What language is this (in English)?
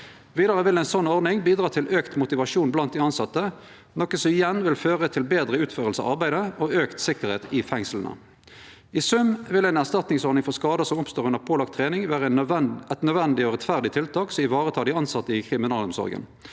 Norwegian